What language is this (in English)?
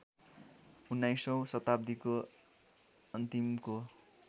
Nepali